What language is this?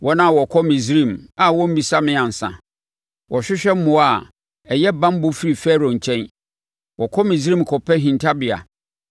Akan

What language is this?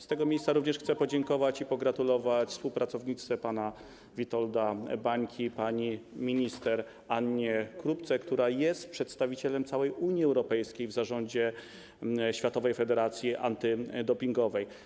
Polish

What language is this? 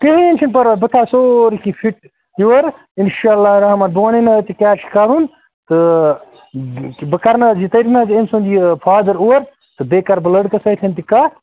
Kashmiri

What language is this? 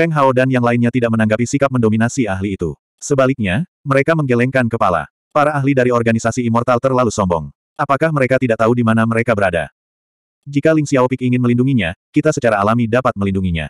Indonesian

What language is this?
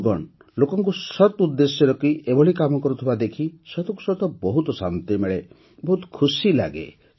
Odia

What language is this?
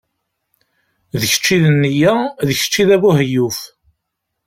Kabyle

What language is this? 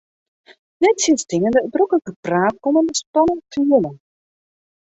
Western Frisian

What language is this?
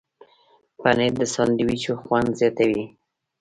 Pashto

